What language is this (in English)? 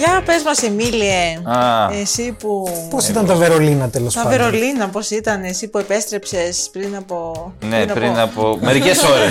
Greek